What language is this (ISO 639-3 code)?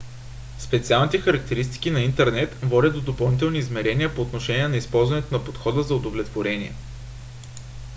bul